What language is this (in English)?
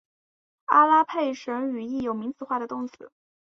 Chinese